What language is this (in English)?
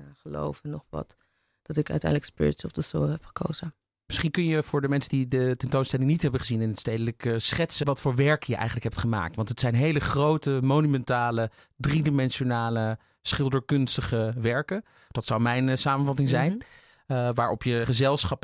Dutch